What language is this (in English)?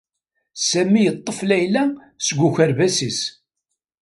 Kabyle